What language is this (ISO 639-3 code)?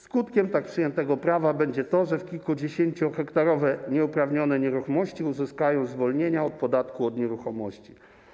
pol